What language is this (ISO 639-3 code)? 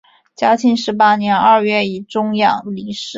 zho